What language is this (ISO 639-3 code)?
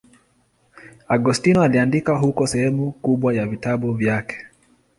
swa